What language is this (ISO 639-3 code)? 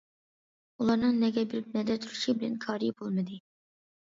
uig